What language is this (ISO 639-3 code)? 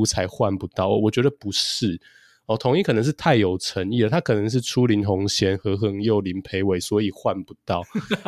zho